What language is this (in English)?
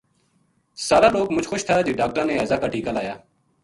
Gujari